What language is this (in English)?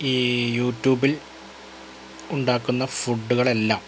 Malayalam